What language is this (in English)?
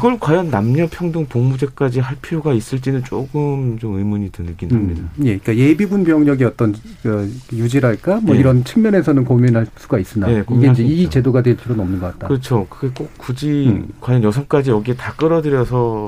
Korean